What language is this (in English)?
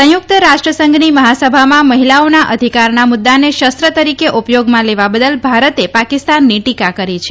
Gujarati